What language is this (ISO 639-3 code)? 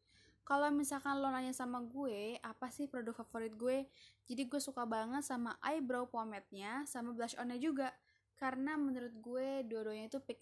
ind